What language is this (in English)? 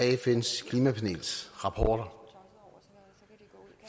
Danish